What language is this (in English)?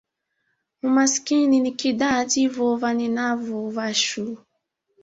Swahili